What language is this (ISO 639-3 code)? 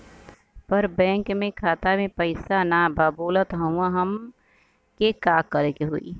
bho